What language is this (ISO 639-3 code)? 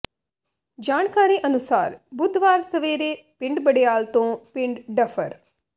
pan